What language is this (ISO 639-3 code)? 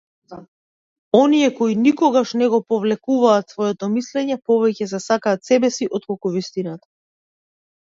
mkd